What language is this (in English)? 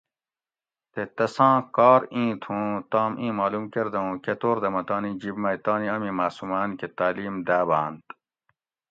Gawri